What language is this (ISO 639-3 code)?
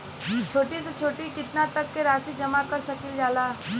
bho